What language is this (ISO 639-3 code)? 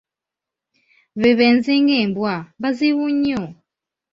lug